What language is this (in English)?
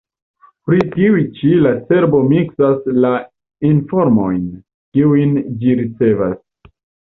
Esperanto